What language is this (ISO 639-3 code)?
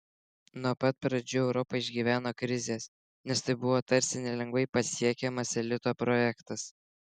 lit